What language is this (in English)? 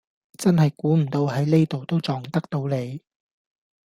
Cantonese